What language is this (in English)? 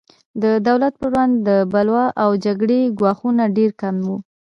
Pashto